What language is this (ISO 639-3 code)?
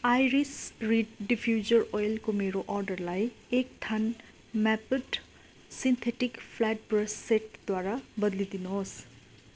nep